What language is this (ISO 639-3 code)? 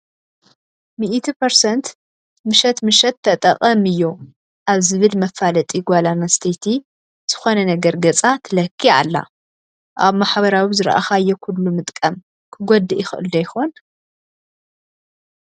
tir